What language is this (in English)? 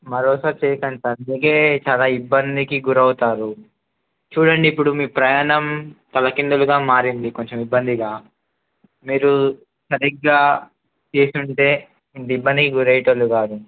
Telugu